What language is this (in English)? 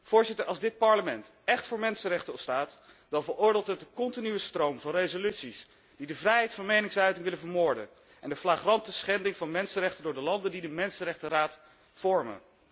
Dutch